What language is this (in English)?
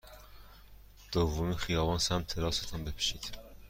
Persian